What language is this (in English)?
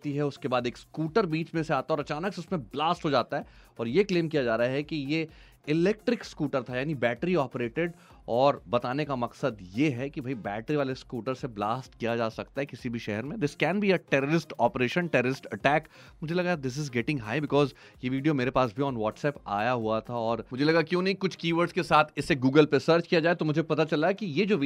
Hindi